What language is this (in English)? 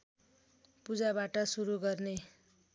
Nepali